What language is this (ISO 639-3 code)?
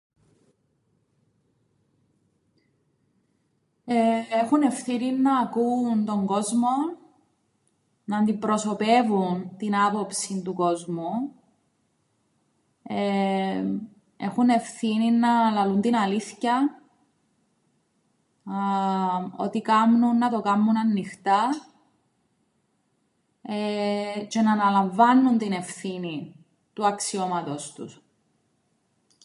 ell